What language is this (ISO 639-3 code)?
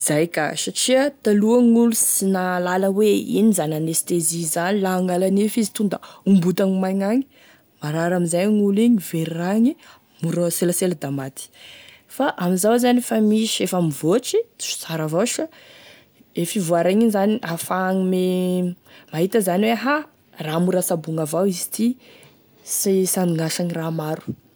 tkg